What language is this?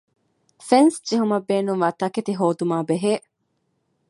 Divehi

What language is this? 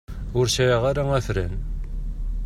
Kabyle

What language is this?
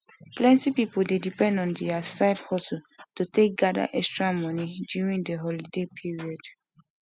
Nigerian Pidgin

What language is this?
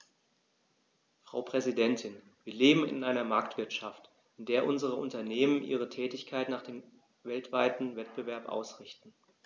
German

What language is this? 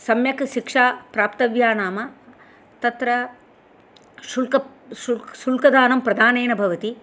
Sanskrit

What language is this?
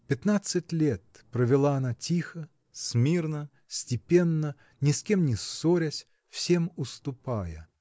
Russian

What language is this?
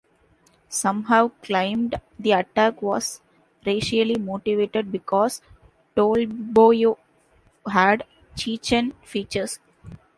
English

